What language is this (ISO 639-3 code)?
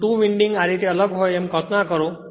guj